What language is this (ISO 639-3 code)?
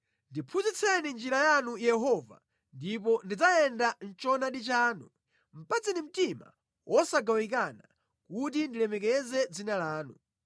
nya